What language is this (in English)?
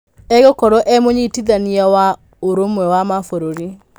Kikuyu